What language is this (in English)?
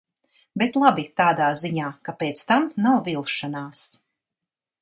Latvian